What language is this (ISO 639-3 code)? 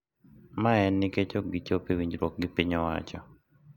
luo